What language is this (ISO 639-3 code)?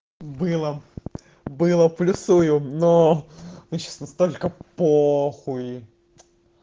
rus